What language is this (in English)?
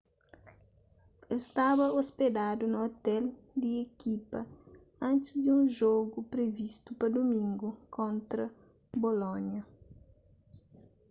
Kabuverdianu